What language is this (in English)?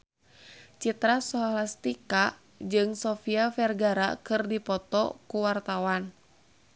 Sundanese